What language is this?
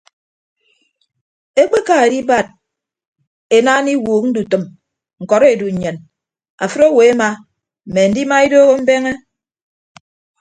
Ibibio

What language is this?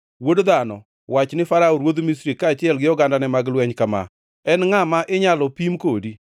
Luo (Kenya and Tanzania)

